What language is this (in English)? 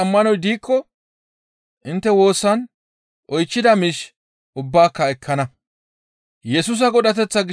Gamo